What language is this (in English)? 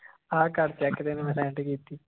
Punjabi